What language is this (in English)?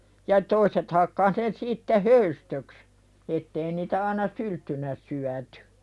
Finnish